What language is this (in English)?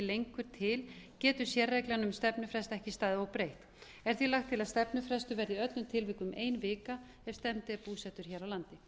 Icelandic